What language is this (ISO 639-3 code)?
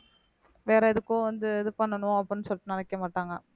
tam